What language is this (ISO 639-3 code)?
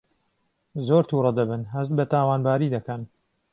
ckb